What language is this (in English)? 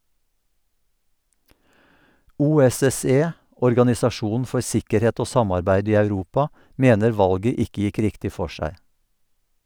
Norwegian